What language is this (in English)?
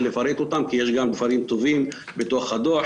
Hebrew